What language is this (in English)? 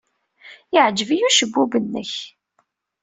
Kabyle